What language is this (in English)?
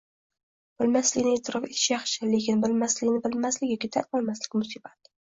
Uzbek